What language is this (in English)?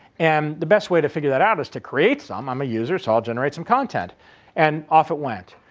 English